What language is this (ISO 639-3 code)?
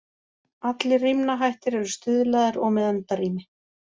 isl